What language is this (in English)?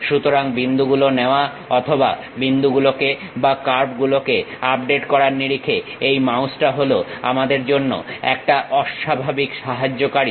Bangla